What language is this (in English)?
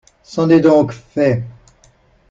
French